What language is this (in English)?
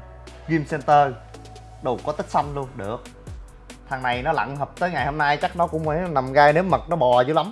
Vietnamese